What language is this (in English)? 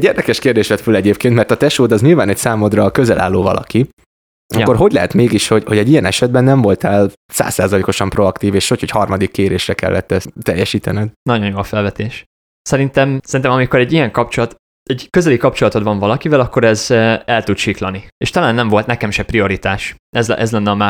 Hungarian